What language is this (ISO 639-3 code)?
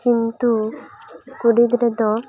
sat